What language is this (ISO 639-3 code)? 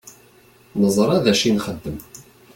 kab